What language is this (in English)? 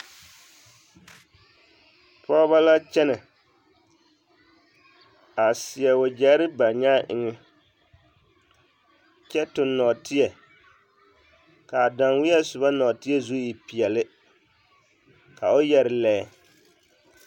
Southern Dagaare